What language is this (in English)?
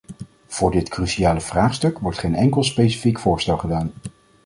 Dutch